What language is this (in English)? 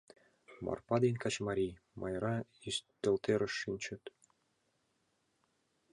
Mari